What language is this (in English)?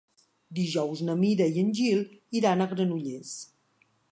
Catalan